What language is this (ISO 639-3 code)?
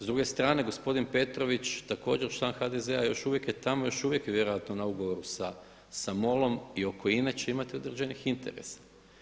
hrv